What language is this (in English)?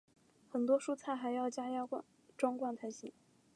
Chinese